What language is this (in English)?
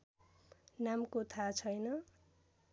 Nepali